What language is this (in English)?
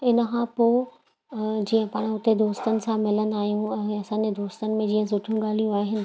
Sindhi